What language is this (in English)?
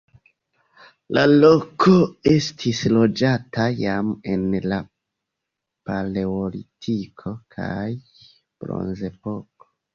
Esperanto